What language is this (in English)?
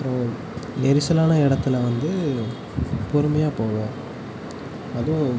Tamil